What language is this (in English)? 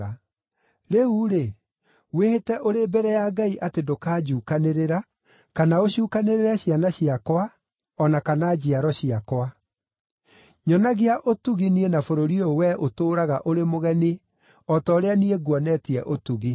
Kikuyu